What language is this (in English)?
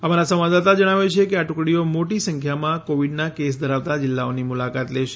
Gujarati